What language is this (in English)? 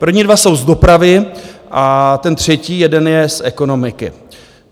Czech